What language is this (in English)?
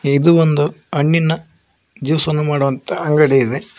Kannada